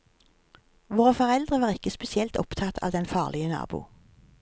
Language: Norwegian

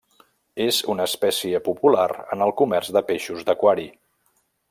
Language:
Catalan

